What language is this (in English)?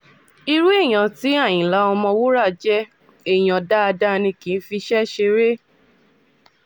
Yoruba